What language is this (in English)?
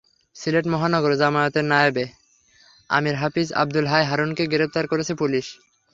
Bangla